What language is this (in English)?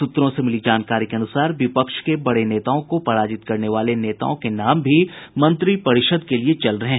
Hindi